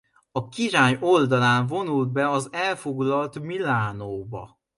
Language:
Hungarian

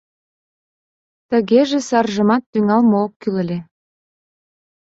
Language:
Mari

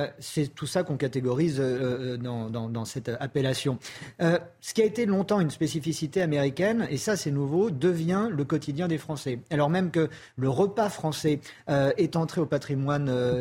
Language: French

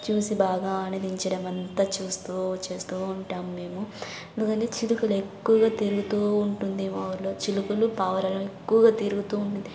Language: Telugu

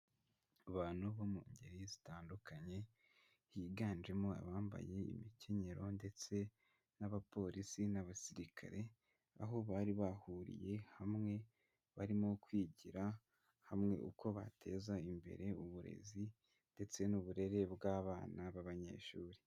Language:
Kinyarwanda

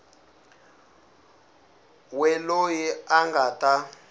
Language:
Tsonga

